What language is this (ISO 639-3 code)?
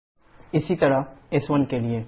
hin